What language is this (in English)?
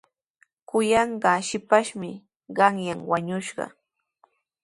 Sihuas Ancash Quechua